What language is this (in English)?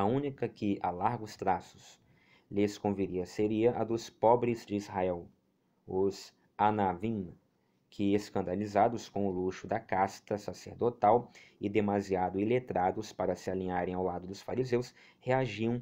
Portuguese